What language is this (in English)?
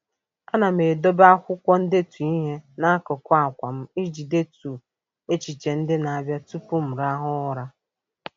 Igbo